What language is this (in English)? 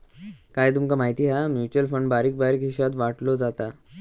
Marathi